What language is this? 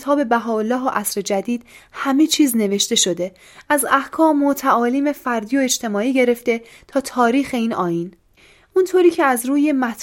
Persian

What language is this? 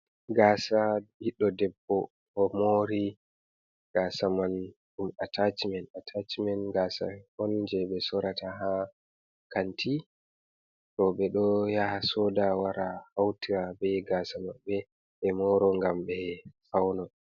Fula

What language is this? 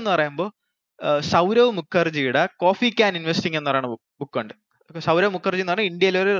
Malayalam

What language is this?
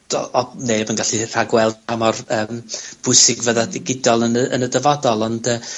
Welsh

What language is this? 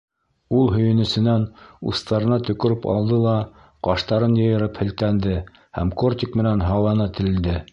Bashkir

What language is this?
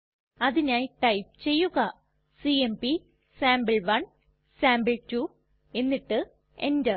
Malayalam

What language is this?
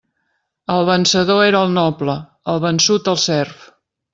Catalan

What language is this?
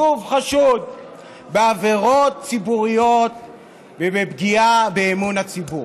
Hebrew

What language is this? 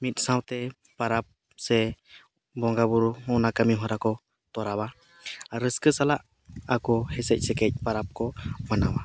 Santali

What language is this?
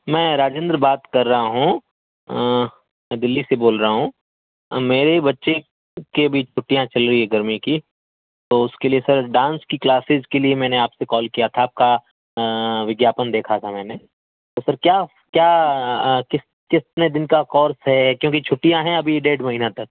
Urdu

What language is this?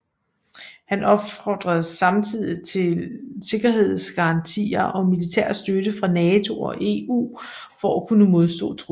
Danish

